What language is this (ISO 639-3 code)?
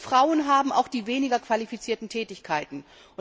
deu